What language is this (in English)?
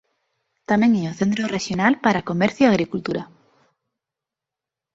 Galician